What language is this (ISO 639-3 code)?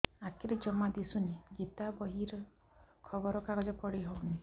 ori